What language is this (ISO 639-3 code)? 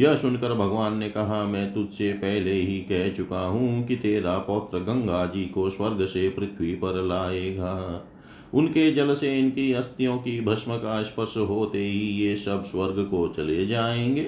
hin